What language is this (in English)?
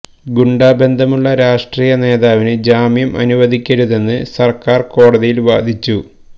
Malayalam